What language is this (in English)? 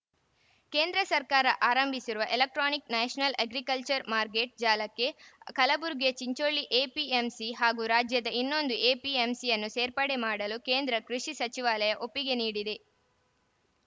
Kannada